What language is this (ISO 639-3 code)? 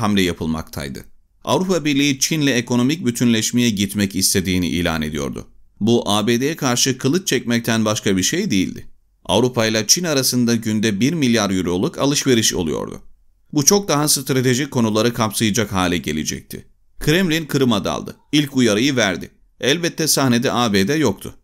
tur